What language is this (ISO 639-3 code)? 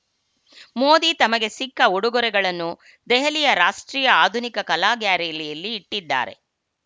kan